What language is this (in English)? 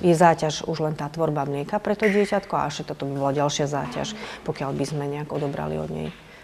Slovak